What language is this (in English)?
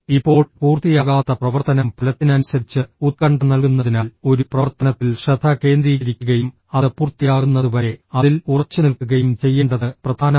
Malayalam